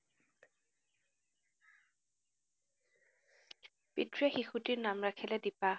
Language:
Assamese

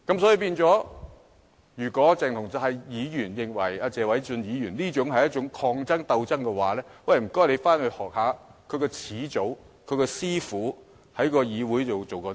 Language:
Cantonese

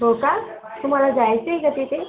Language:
Marathi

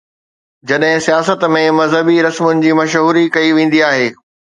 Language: Sindhi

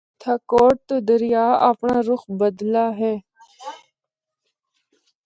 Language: Northern Hindko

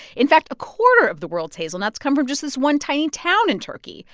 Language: English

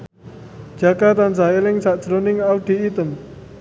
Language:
Javanese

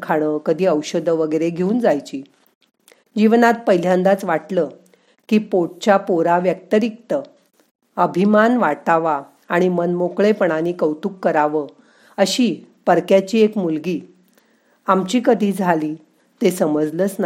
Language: Marathi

